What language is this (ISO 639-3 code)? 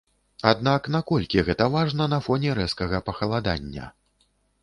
bel